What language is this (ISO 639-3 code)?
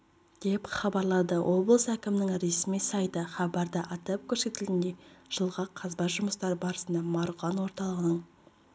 kaz